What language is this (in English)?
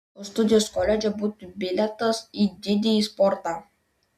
Lithuanian